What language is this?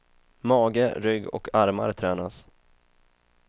Swedish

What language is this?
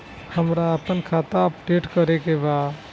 Bhojpuri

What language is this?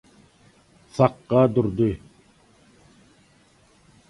Turkmen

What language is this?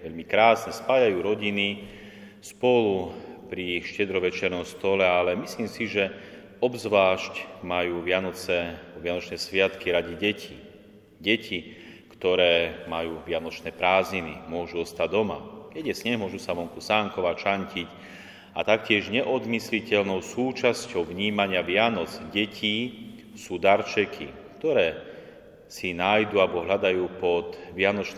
Slovak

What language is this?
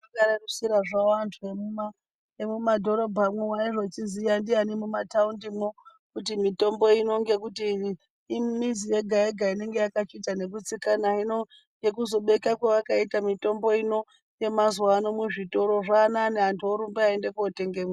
Ndau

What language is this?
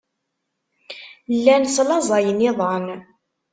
Kabyle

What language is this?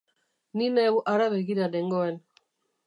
Basque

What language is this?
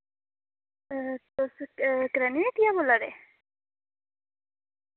Dogri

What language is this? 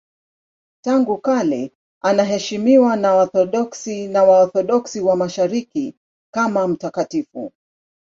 Swahili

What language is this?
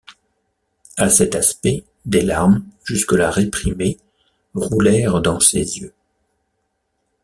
French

